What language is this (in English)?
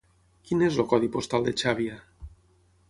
Catalan